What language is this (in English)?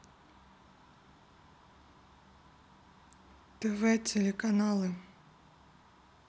Russian